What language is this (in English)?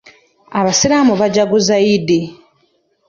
Ganda